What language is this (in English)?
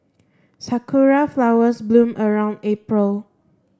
English